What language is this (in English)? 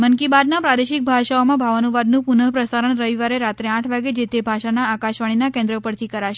Gujarati